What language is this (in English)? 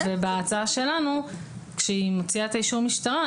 Hebrew